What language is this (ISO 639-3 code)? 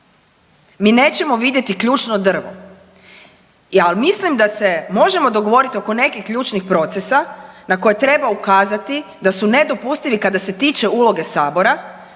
hrv